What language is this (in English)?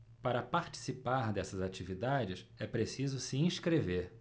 Portuguese